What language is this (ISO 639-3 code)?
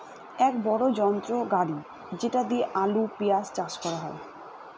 ben